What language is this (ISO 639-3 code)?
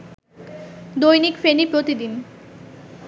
ben